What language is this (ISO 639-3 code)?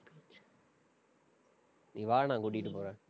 tam